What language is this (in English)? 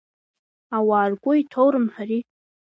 Abkhazian